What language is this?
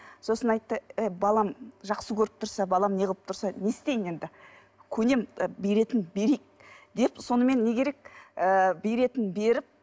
Kazakh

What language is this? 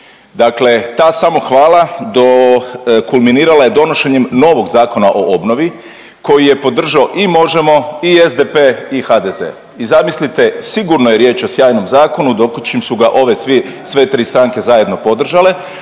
Croatian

